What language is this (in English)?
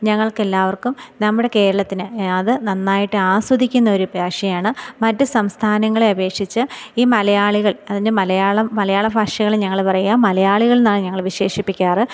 Malayalam